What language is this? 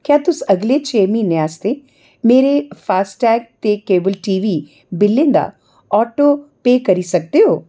Dogri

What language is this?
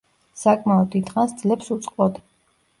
Georgian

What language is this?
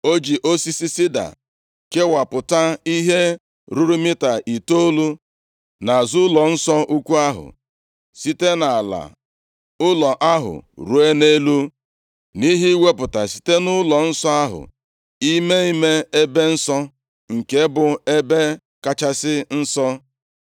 Igbo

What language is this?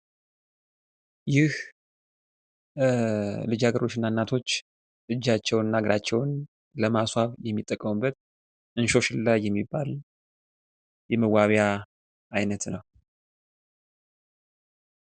Amharic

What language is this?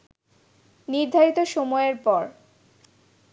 Bangla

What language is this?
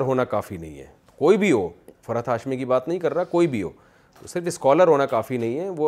Urdu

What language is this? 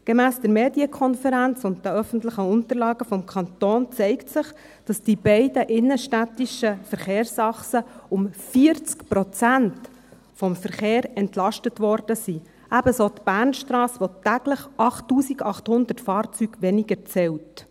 Swiss German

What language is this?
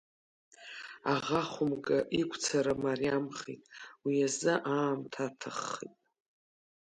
Abkhazian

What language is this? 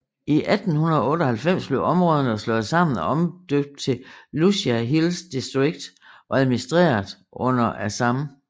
Danish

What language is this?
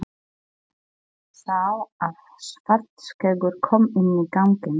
Icelandic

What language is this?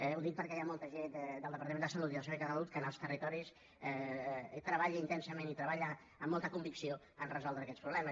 Catalan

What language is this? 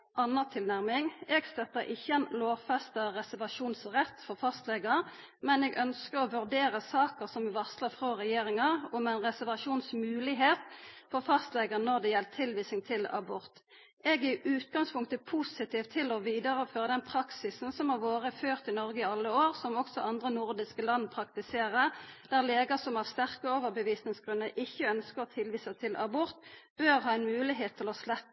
Norwegian Nynorsk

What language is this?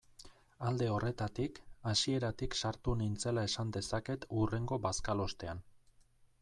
Basque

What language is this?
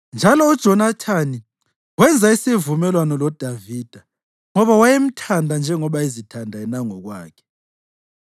North Ndebele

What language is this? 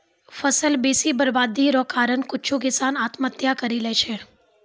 Maithili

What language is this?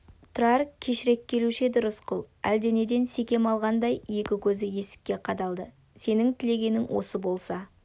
Kazakh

